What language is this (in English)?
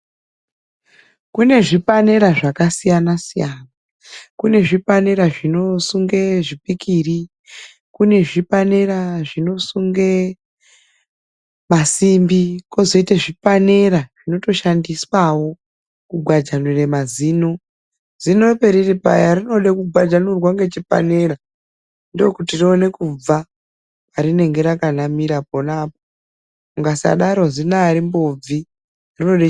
Ndau